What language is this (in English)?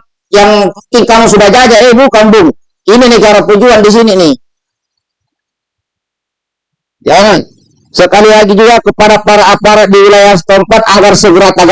Indonesian